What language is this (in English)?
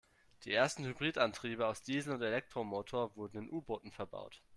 German